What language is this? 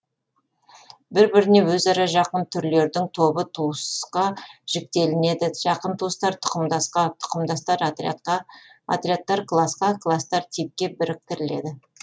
Kazakh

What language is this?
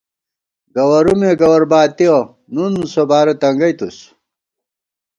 Gawar-Bati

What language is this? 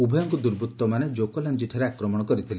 Odia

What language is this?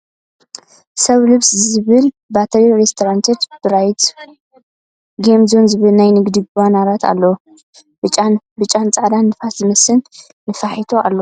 Tigrinya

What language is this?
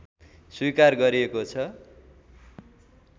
Nepali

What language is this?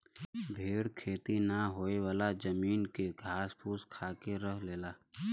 Bhojpuri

